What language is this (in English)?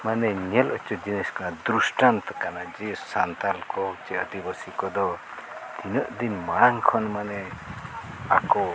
Santali